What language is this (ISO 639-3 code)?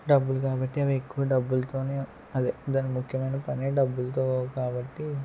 tel